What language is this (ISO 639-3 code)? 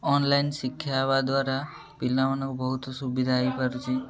ori